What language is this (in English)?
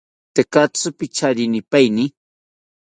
South Ucayali Ashéninka